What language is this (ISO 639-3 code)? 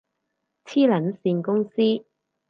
yue